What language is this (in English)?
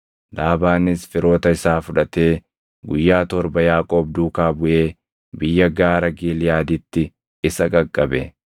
Oromo